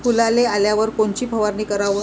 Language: Marathi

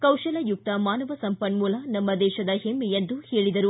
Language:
Kannada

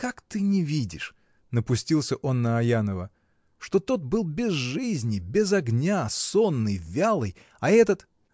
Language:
Russian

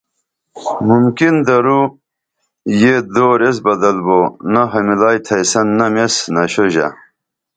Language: Dameli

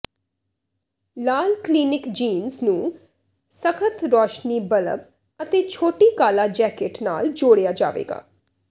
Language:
Punjabi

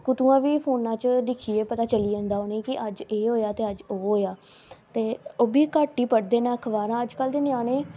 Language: Dogri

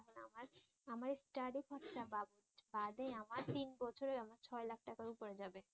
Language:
Bangla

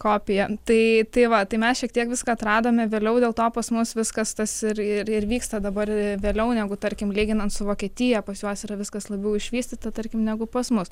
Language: Lithuanian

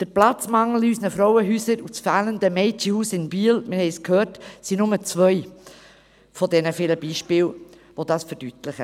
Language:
Swiss German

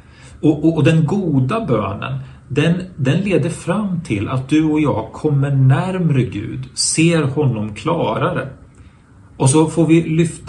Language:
Swedish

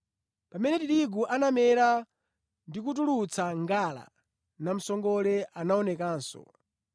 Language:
Nyanja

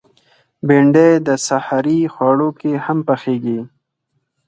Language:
Pashto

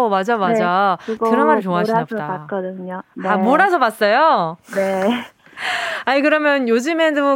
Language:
Korean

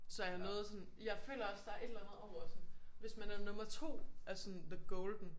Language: Danish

